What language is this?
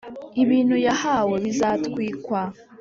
Kinyarwanda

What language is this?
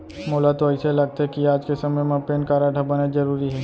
Chhattisgarhi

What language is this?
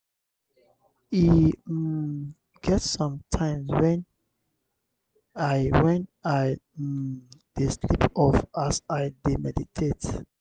Nigerian Pidgin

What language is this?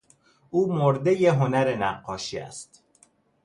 Persian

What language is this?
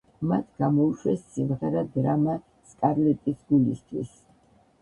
Georgian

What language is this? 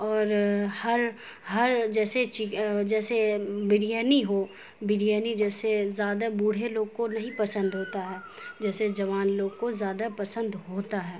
Urdu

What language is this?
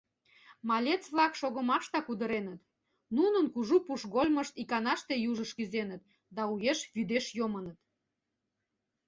Mari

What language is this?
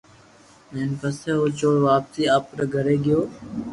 Loarki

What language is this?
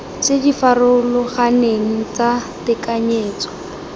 Tswana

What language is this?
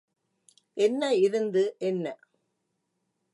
Tamil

